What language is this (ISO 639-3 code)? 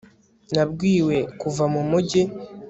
kin